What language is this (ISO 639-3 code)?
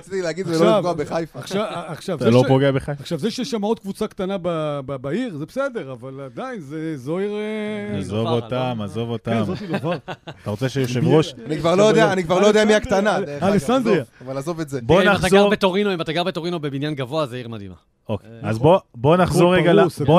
heb